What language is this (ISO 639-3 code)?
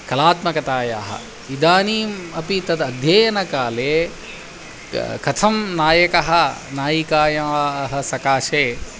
san